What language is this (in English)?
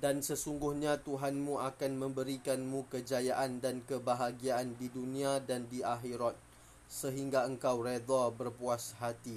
Malay